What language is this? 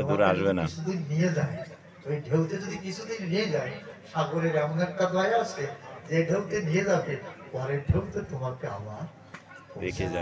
Korean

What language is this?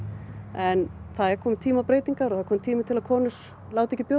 Icelandic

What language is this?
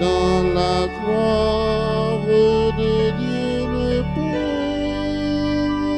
French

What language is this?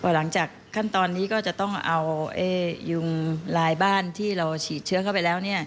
Thai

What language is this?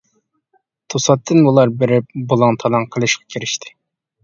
Uyghur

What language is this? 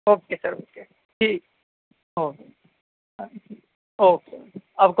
Urdu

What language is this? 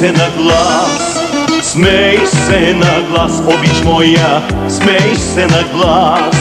Romanian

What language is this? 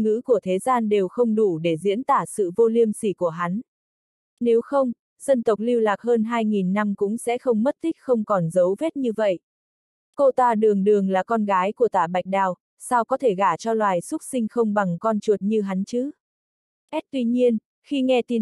Vietnamese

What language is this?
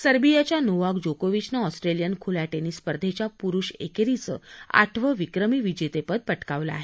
Marathi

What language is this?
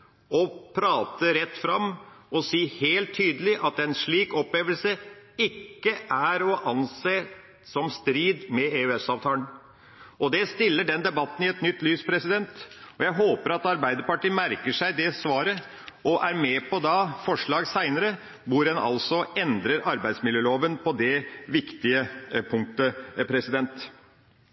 Norwegian Bokmål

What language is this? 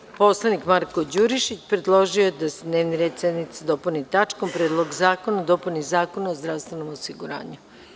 Serbian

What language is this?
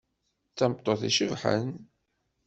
Kabyle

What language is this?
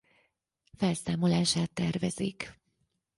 Hungarian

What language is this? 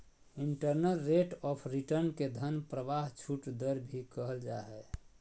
Magahi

